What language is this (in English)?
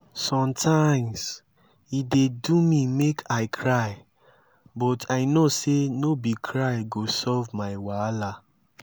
Nigerian Pidgin